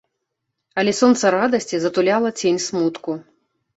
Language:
Belarusian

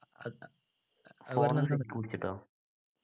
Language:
Malayalam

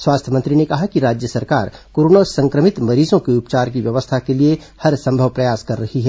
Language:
Hindi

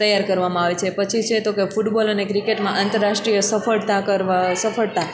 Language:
Gujarati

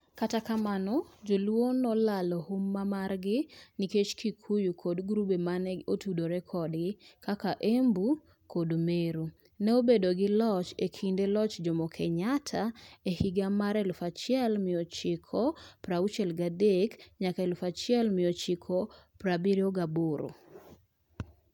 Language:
Luo (Kenya and Tanzania)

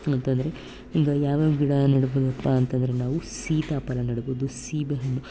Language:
Kannada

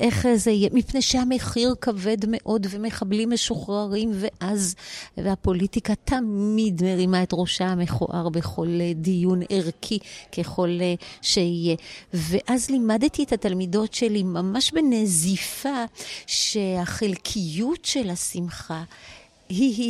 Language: Hebrew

